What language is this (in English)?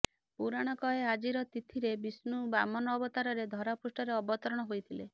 Odia